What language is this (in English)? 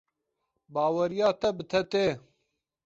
Kurdish